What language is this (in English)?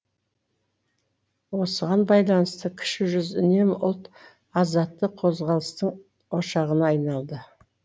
Kazakh